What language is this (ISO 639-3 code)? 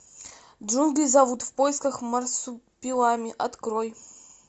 rus